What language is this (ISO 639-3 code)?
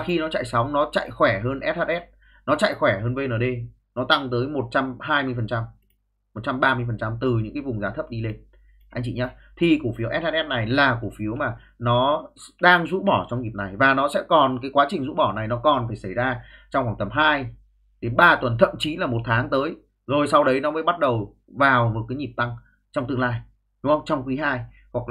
vie